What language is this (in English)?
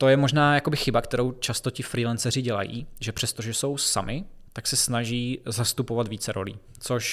Czech